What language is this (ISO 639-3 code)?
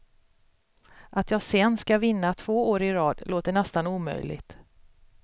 swe